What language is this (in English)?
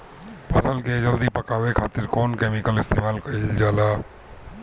Bhojpuri